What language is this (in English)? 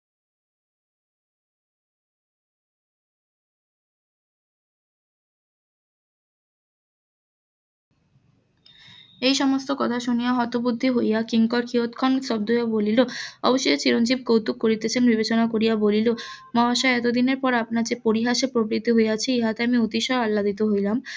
Bangla